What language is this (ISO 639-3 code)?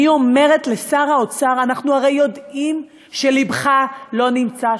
heb